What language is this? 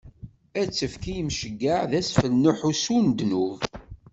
Kabyle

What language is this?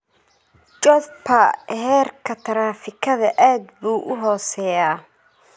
Somali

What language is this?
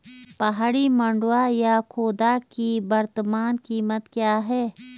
Hindi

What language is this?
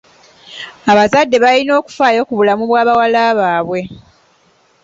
Ganda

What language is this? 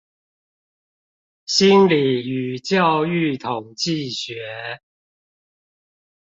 Chinese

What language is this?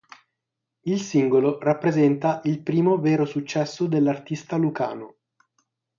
Italian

